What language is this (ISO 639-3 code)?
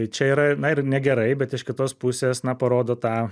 lit